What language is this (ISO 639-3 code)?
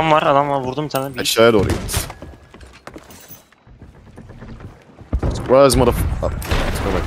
tur